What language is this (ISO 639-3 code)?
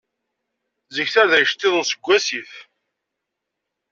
kab